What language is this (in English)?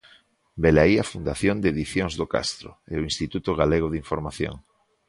Galician